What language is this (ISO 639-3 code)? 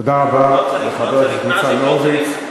heb